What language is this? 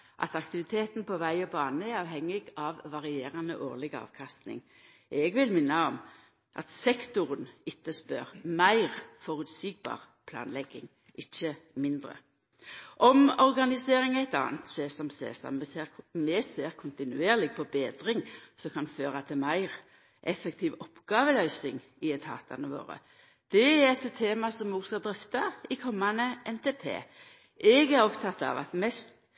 Norwegian Nynorsk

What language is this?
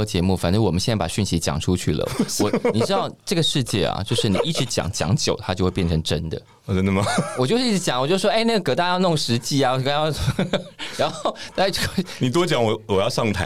Chinese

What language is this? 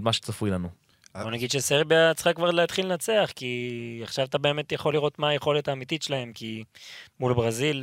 Hebrew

